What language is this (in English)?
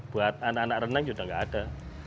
Indonesian